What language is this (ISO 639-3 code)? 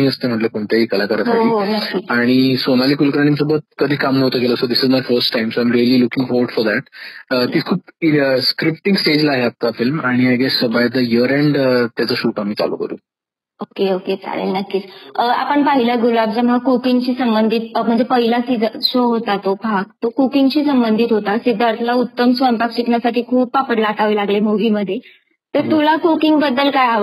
mar